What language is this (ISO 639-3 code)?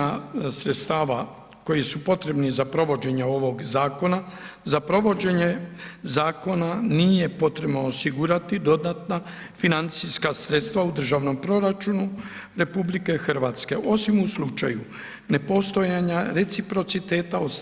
hrv